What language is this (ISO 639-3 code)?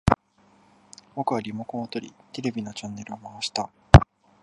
jpn